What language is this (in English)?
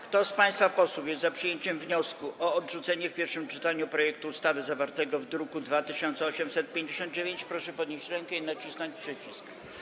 Polish